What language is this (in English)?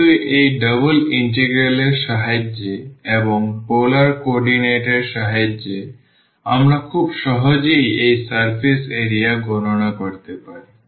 Bangla